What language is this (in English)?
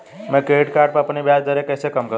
Hindi